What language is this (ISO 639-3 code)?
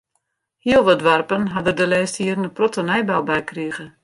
fry